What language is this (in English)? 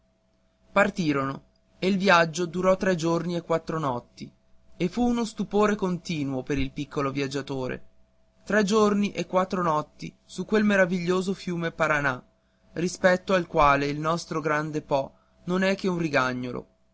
Italian